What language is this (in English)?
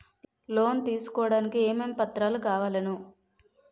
Telugu